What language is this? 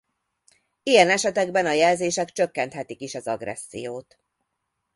Hungarian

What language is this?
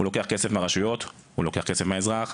Hebrew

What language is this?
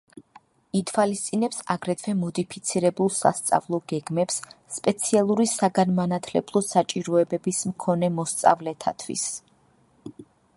Georgian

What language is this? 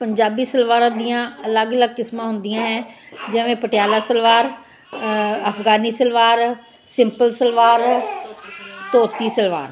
Punjabi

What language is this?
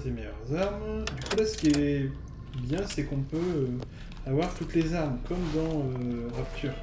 French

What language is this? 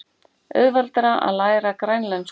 Icelandic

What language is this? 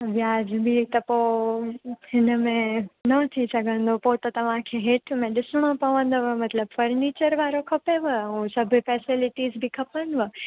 Sindhi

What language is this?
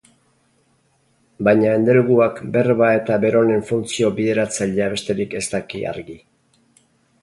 Basque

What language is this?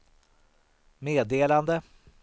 Swedish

